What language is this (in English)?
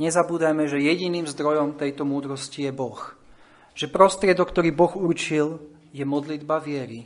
Slovak